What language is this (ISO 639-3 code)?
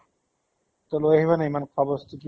asm